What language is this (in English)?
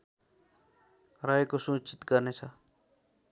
Nepali